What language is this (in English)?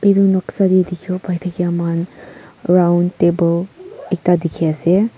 Naga Pidgin